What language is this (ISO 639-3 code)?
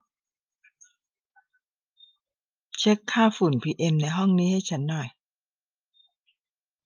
tha